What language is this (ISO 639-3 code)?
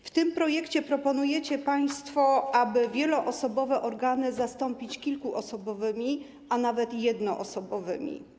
pol